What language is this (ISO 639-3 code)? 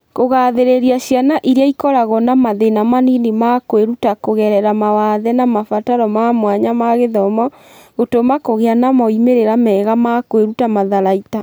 kik